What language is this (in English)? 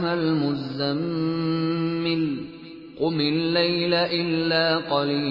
Urdu